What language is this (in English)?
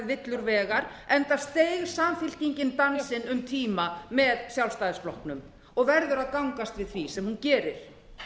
Icelandic